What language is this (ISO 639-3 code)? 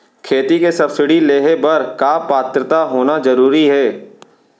hne